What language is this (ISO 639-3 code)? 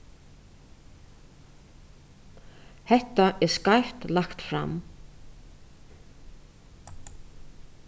fao